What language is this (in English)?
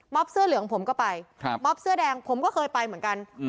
Thai